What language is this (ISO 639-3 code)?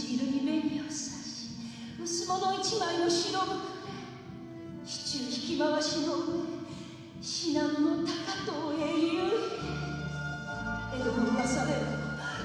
jpn